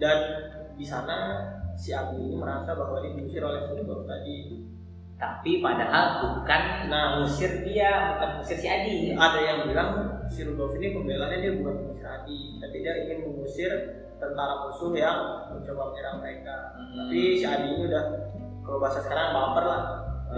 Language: Indonesian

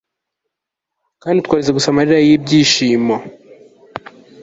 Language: Kinyarwanda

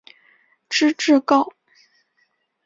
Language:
Chinese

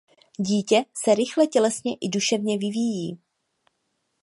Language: Czech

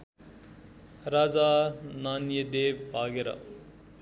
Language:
Nepali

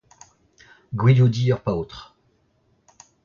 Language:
Breton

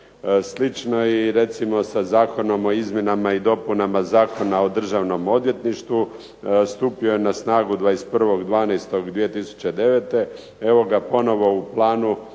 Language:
Croatian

